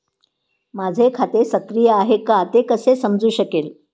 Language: Marathi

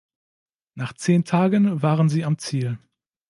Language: German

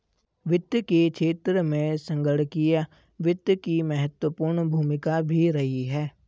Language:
Hindi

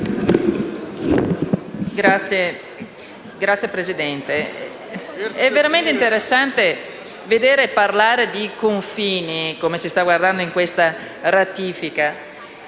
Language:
Italian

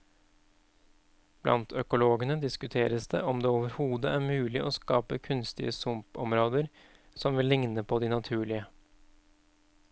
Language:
Norwegian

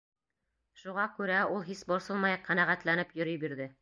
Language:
Bashkir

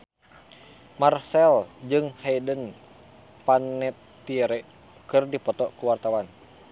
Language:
Sundanese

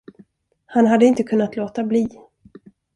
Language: Swedish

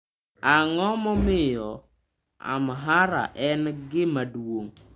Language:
Luo (Kenya and Tanzania)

